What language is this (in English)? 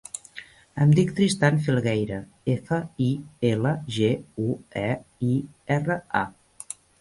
Catalan